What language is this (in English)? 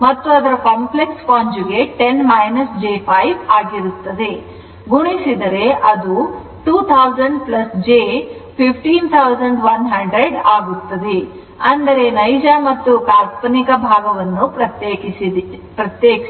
Kannada